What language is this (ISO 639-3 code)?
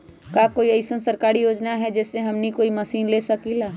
mag